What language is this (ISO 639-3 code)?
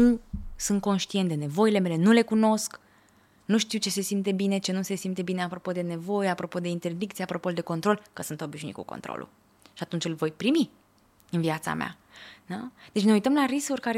ron